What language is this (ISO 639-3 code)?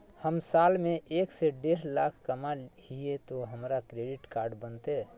mag